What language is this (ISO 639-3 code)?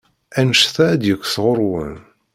kab